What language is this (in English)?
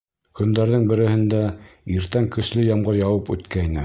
Bashkir